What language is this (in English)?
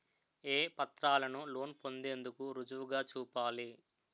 Telugu